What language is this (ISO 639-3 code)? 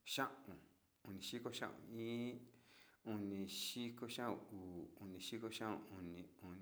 xti